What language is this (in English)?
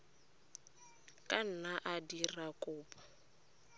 Tswana